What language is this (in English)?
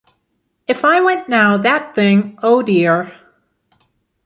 English